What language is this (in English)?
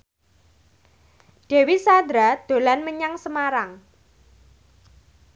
Javanese